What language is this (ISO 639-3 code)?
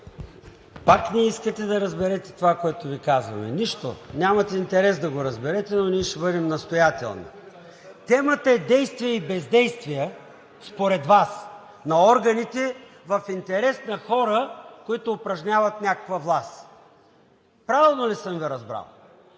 bul